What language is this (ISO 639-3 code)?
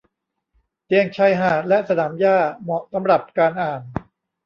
tha